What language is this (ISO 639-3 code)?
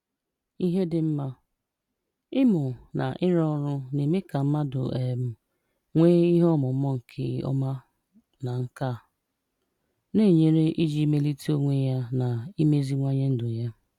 ibo